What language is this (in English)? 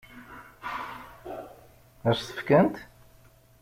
Kabyle